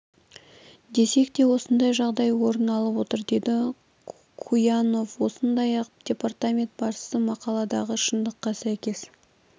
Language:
Kazakh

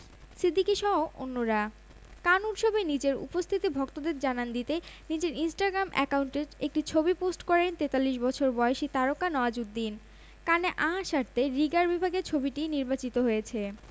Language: Bangla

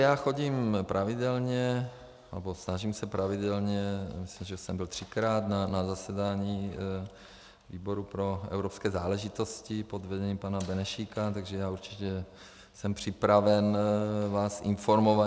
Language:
Czech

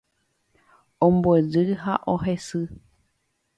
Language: Guarani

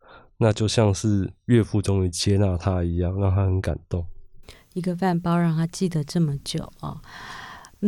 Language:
Chinese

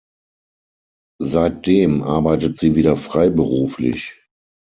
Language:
German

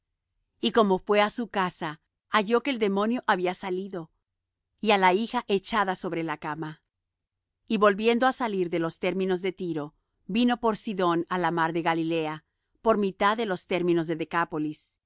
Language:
Spanish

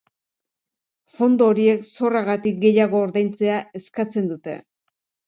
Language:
Basque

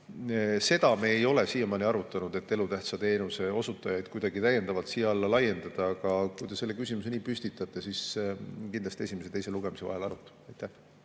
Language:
Estonian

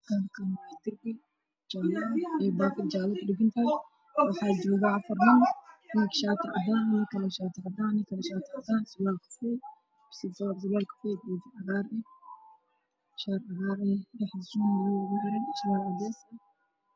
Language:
Somali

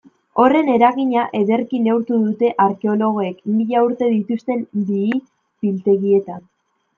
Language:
Basque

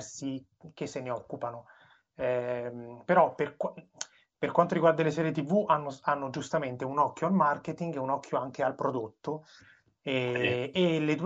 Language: Italian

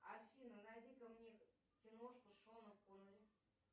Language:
Russian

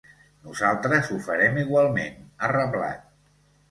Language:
Catalan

